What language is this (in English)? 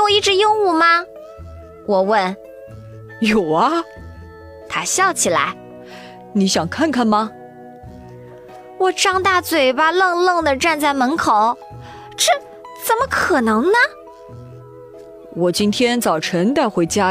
Chinese